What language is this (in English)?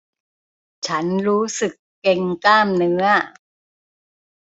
Thai